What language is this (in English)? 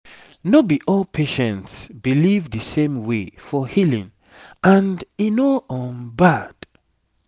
Nigerian Pidgin